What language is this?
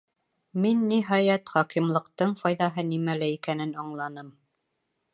Bashkir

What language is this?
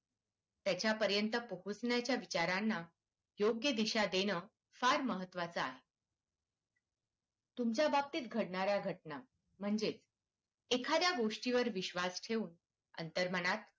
Marathi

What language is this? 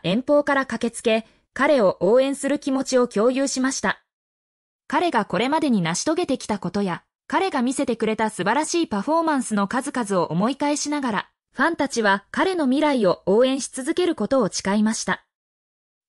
Japanese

